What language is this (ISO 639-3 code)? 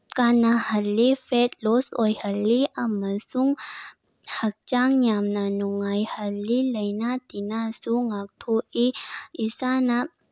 mni